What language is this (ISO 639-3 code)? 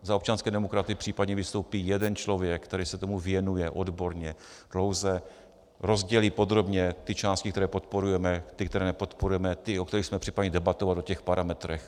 ces